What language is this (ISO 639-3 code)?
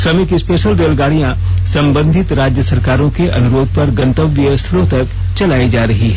hin